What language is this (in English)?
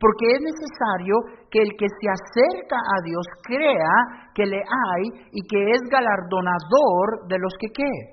Spanish